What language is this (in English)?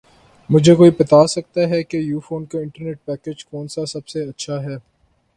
Urdu